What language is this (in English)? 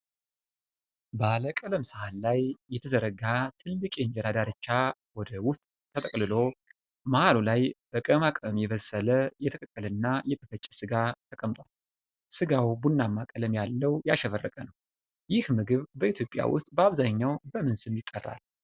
Amharic